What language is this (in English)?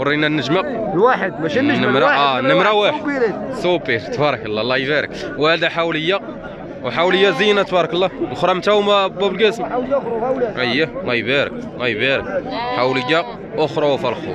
Arabic